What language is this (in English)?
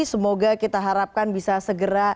Indonesian